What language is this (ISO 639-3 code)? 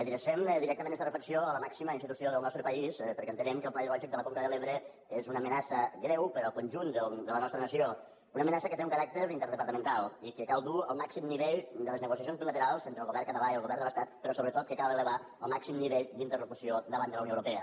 cat